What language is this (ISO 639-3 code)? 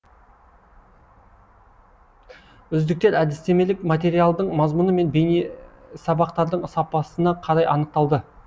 kaz